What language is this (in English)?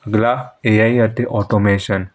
Punjabi